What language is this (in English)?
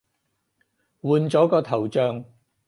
Cantonese